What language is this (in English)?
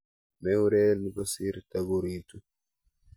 Kalenjin